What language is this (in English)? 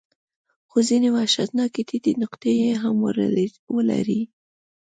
Pashto